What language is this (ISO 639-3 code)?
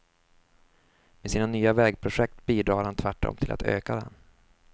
swe